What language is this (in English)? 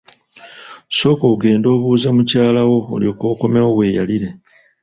Ganda